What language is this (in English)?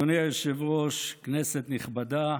Hebrew